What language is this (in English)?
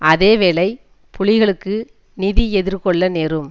Tamil